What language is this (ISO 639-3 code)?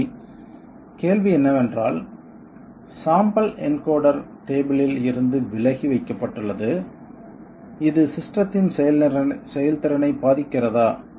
tam